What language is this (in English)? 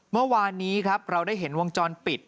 Thai